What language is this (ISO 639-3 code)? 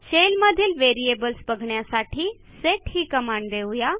mar